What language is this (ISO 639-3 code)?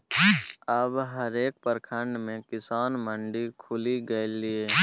mai